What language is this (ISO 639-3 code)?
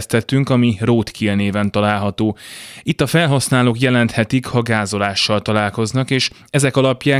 hun